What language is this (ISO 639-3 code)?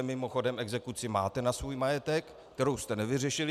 ces